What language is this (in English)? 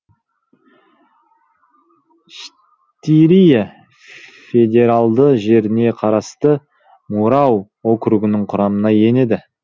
Kazakh